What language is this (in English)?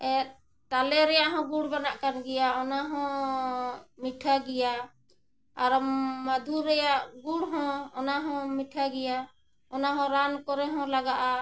Santali